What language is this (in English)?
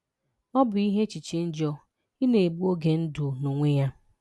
Igbo